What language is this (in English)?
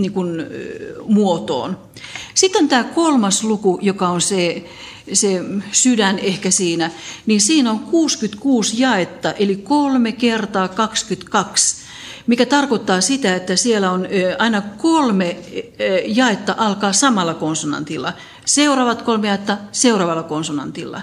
Finnish